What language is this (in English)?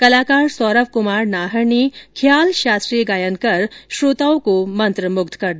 Hindi